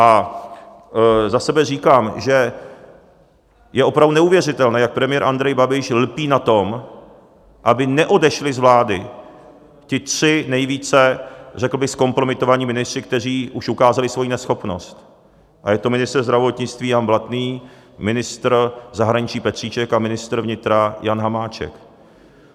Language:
Czech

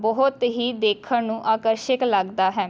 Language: Punjabi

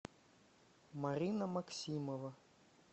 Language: Russian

